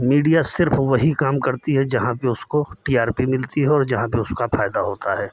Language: Hindi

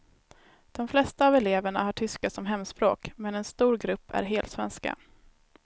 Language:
Swedish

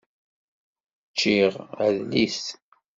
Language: Kabyle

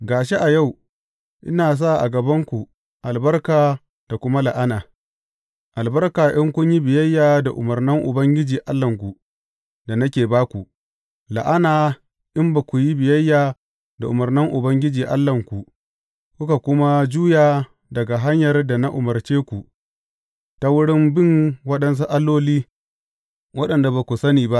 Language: Hausa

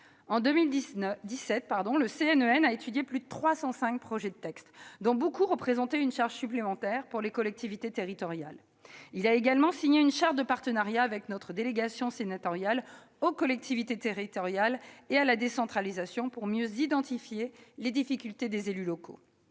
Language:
French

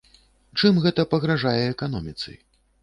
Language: Belarusian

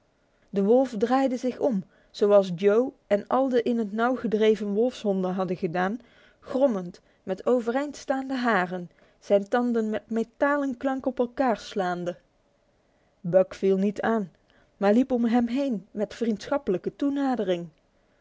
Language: Dutch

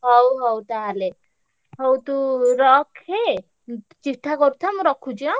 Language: Odia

